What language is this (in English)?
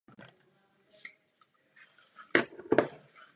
Czech